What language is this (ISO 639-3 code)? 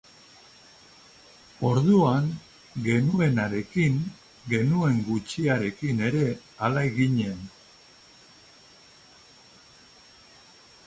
eus